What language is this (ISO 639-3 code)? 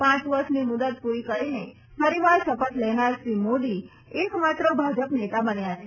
guj